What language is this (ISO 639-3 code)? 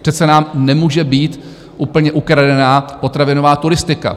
ces